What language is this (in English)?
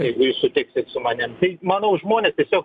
Lithuanian